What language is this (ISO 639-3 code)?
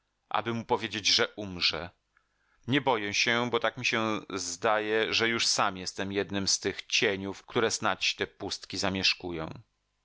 pol